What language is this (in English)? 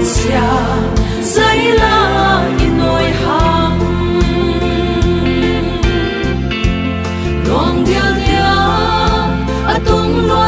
Vietnamese